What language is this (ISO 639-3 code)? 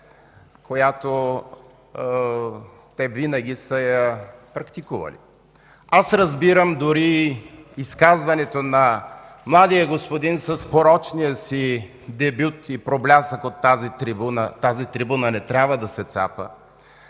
bul